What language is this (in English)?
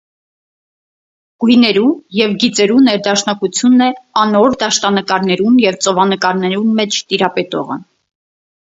Armenian